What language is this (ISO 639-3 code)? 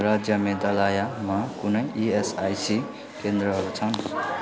nep